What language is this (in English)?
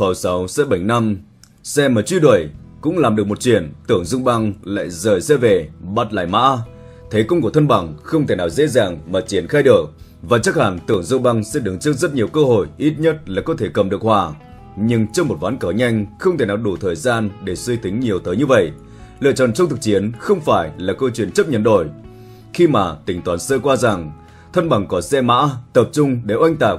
Vietnamese